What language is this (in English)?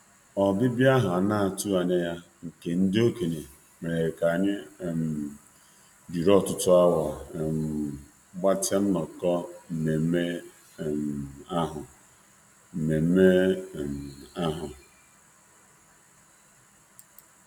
Igbo